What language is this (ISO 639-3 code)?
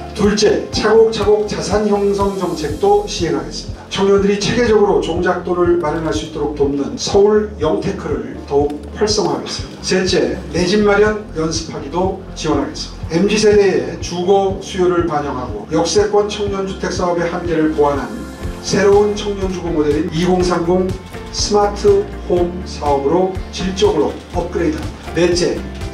kor